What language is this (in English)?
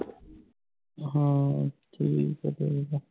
Punjabi